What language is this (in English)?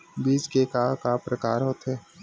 Chhattisgarhi